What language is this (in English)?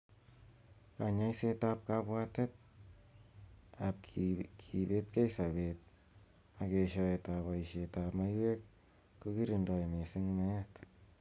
Kalenjin